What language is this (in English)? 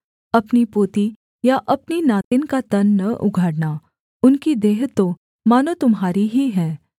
Hindi